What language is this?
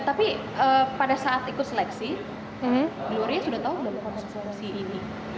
Indonesian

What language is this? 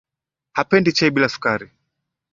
Swahili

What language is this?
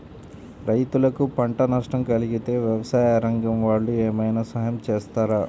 Telugu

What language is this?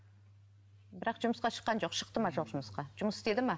Kazakh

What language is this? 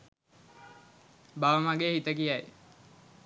Sinhala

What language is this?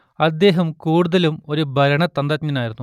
Malayalam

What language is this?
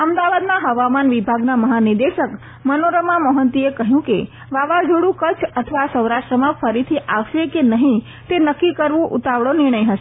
Gujarati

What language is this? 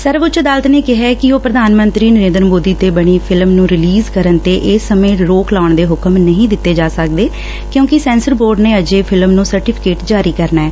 Punjabi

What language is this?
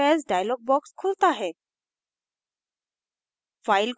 Hindi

